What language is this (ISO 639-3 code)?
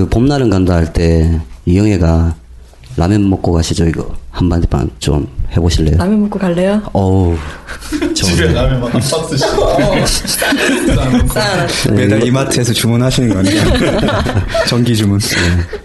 kor